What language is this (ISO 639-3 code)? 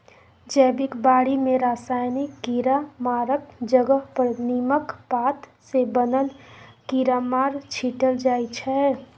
mai